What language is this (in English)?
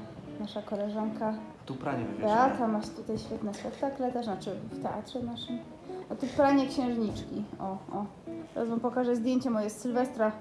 Polish